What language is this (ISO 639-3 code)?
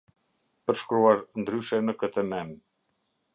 sqi